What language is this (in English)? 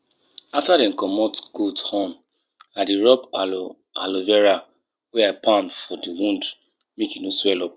Nigerian Pidgin